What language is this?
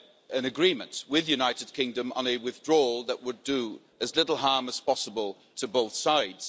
English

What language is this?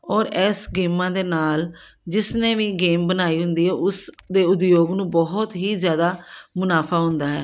Punjabi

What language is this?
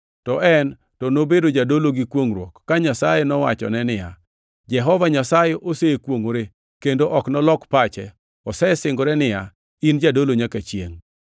Luo (Kenya and Tanzania)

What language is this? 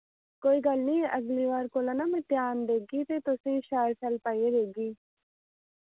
Dogri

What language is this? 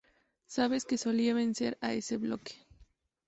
Spanish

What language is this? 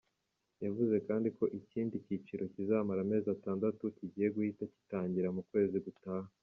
Kinyarwanda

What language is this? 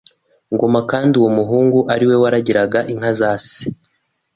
Kinyarwanda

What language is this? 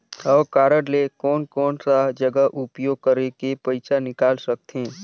Chhattisgarhi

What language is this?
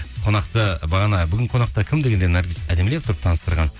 Kazakh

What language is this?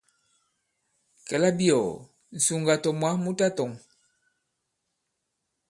Bankon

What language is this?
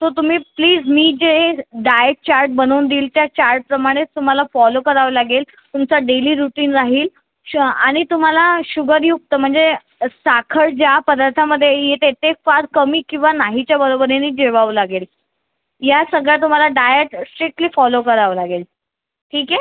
Marathi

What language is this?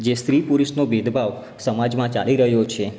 Gujarati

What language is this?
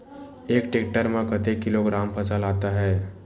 Chhattisgarhi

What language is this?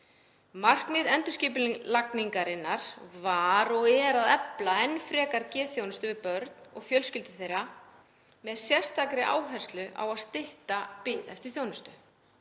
Icelandic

